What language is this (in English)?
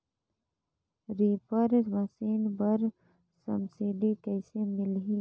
Chhattisgarhi